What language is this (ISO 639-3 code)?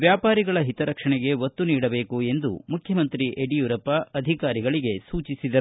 kan